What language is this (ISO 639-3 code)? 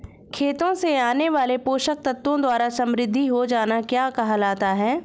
hin